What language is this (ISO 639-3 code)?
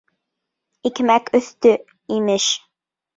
bak